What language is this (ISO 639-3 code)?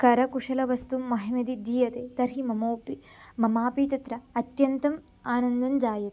san